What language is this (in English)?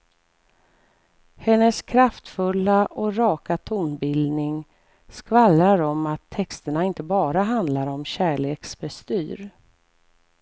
Swedish